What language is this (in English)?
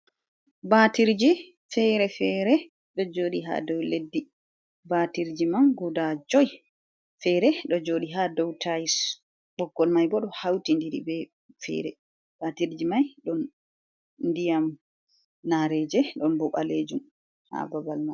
Fula